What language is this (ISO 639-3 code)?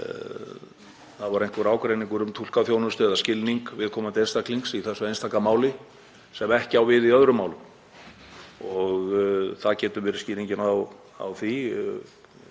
isl